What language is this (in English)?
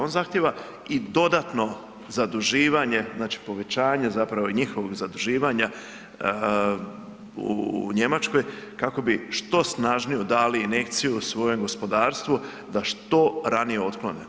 Croatian